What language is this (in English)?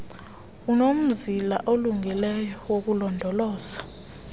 Xhosa